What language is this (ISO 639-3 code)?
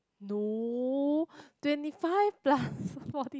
eng